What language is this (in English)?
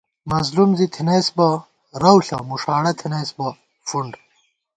Gawar-Bati